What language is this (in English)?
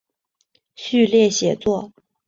Chinese